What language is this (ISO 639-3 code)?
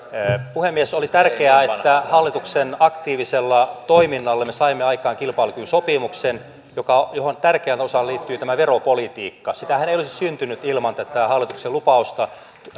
fin